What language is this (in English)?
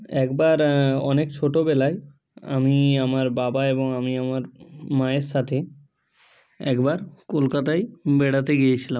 Bangla